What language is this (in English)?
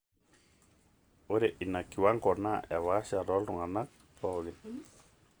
Masai